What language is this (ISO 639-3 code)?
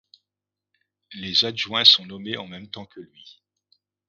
fra